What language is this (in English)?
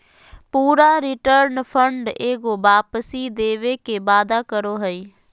Magahi